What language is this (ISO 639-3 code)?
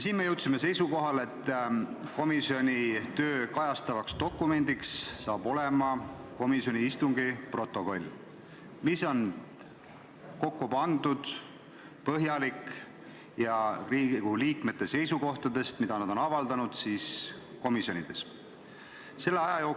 est